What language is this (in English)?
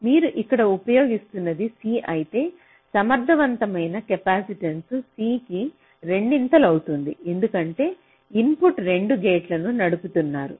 Telugu